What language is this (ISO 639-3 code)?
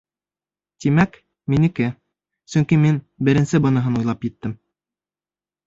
bak